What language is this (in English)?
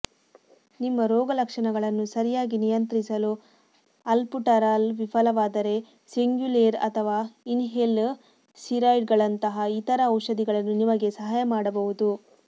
Kannada